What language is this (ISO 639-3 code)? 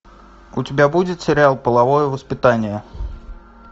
rus